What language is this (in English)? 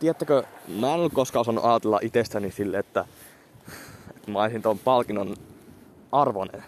Finnish